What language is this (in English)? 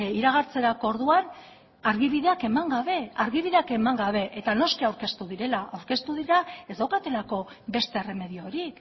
Basque